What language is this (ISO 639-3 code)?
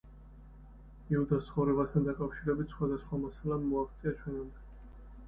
kat